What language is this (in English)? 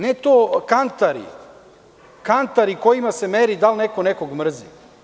Serbian